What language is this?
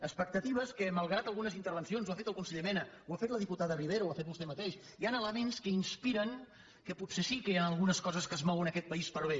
Catalan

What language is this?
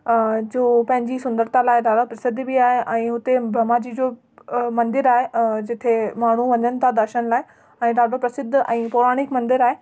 Sindhi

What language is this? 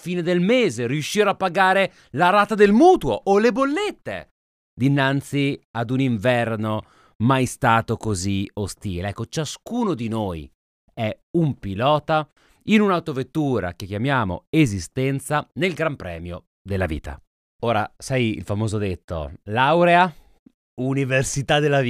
Italian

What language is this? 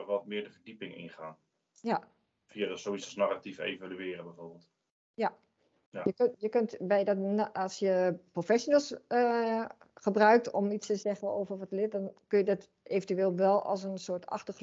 Dutch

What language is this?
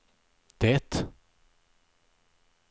Swedish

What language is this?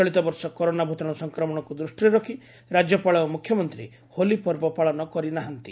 Odia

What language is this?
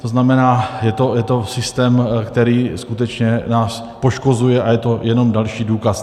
Czech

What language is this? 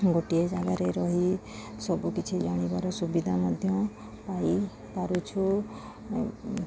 Odia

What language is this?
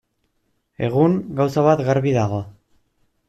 Basque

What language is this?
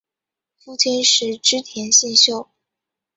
Chinese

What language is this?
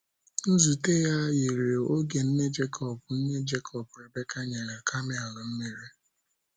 Igbo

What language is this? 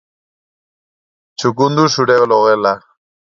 Basque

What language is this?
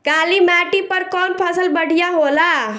Bhojpuri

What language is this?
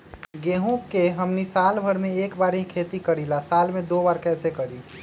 Magahi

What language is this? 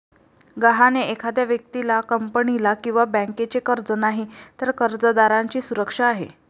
Marathi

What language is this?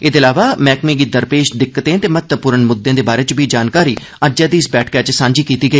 Dogri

